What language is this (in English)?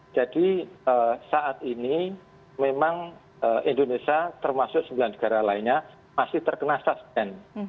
Indonesian